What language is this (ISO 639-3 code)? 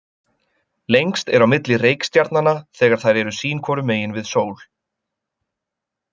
isl